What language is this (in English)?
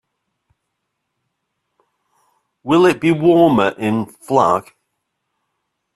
English